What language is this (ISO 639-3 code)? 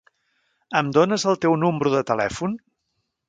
cat